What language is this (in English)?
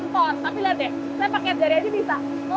Indonesian